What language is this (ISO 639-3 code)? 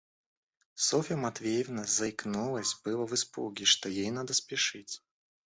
rus